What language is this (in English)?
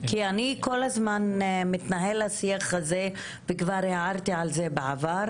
Hebrew